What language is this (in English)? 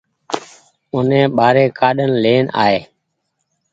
Goaria